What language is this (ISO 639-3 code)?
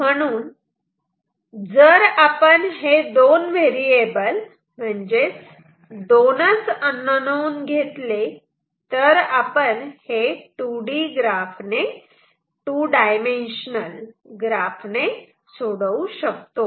mar